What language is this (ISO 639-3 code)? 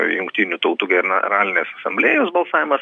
lit